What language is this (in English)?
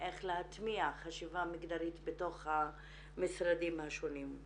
Hebrew